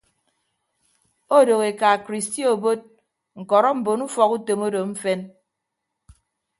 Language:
Ibibio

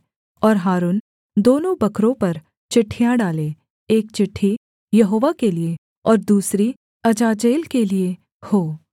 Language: Hindi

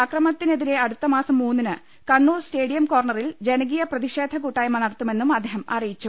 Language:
Malayalam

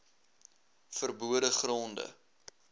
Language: Afrikaans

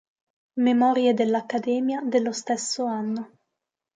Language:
Italian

